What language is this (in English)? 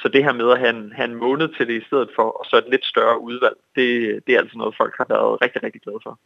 Danish